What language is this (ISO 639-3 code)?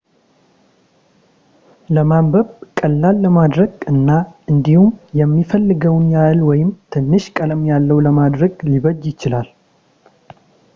amh